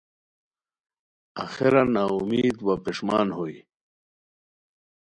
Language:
Khowar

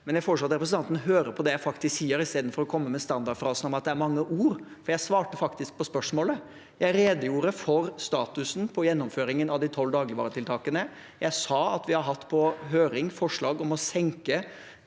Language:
Norwegian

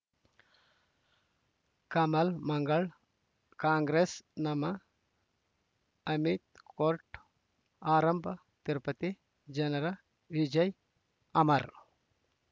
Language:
Kannada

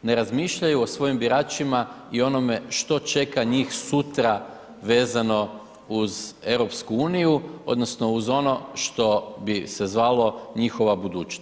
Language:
Croatian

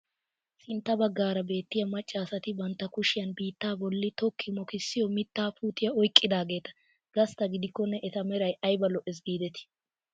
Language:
Wolaytta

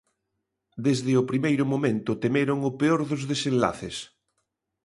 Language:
Galician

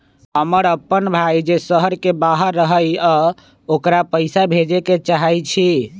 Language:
Magahi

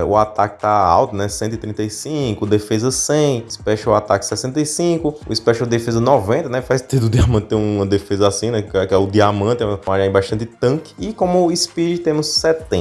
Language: Portuguese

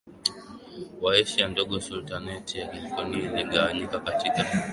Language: Swahili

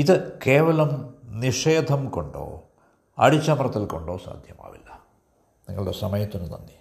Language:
Malayalam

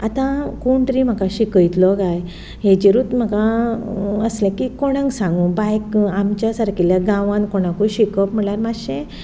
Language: Konkani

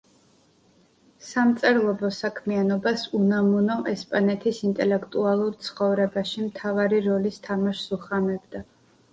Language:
Georgian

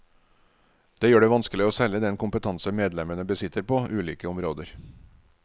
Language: Norwegian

